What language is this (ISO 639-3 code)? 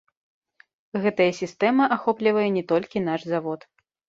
bel